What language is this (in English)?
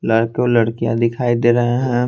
Hindi